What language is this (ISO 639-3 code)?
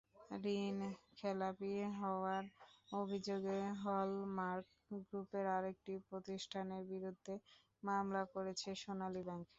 ben